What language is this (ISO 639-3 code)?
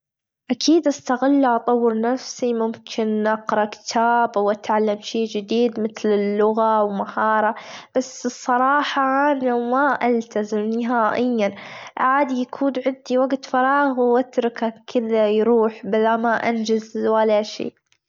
afb